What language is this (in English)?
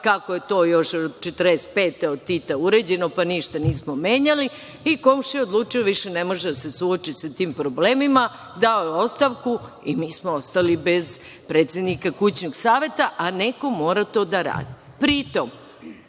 Serbian